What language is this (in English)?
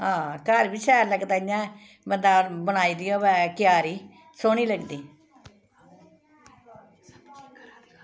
Dogri